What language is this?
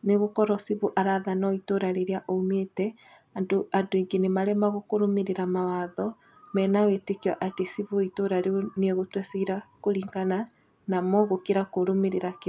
Kikuyu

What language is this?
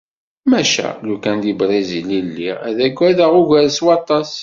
Kabyle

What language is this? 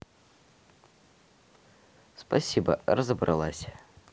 Russian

